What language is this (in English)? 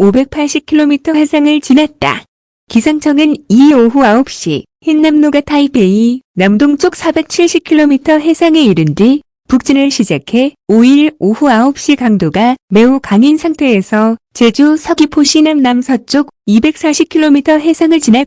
Korean